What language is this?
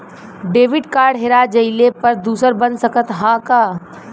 Bhojpuri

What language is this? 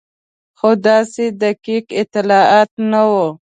Pashto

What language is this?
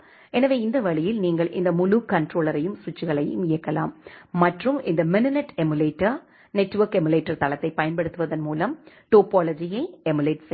Tamil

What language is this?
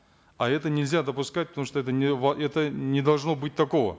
Kazakh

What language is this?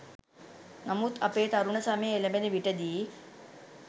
Sinhala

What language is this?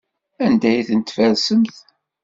Kabyle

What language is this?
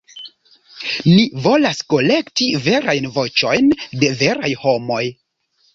Esperanto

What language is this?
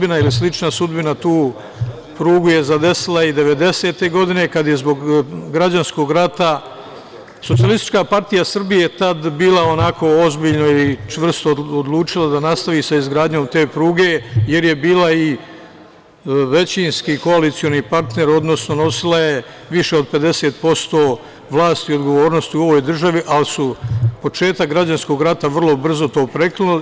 Serbian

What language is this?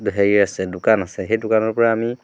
Assamese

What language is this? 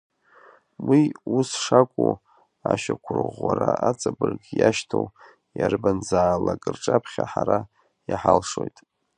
Abkhazian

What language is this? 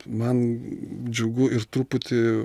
Lithuanian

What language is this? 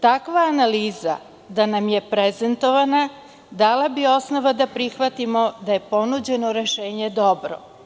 Serbian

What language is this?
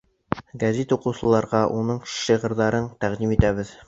Bashkir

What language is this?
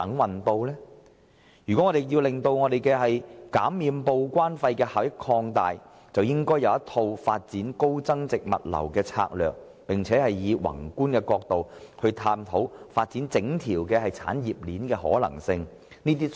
Cantonese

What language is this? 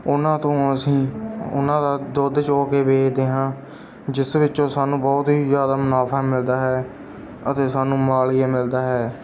Punjabi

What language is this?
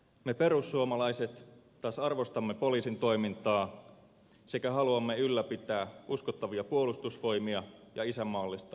Finnish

